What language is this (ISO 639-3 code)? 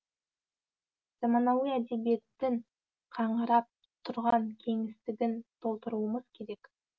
kaz